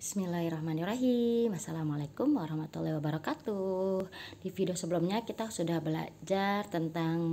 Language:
Indonesian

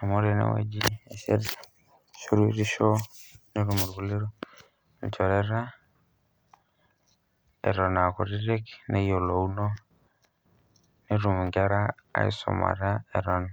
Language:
Masai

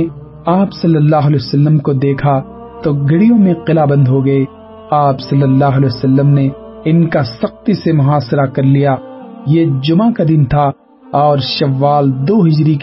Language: Urdu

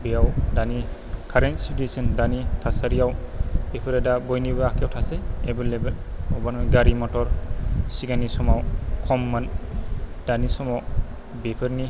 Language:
Bodo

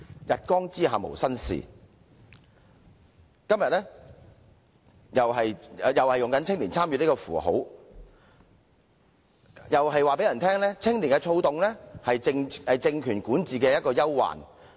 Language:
Cantonese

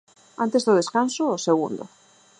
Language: Galician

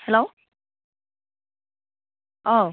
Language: Bodo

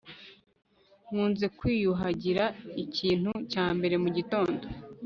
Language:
Kinyarwanda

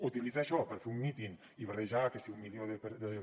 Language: Catalan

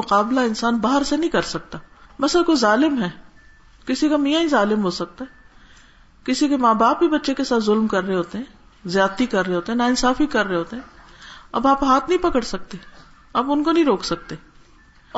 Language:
Urdu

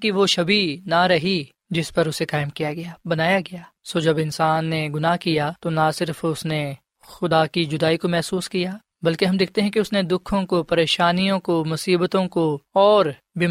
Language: Urdu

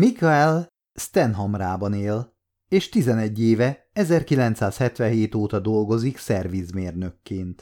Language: Hungarian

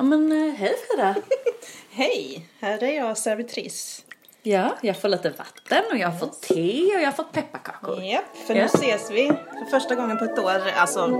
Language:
Swedish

